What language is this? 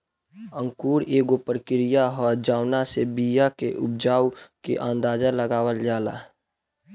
Bhojpuri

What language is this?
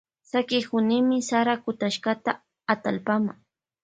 Loja Highland Quichua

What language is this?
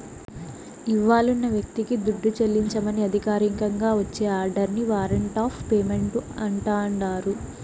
Telugu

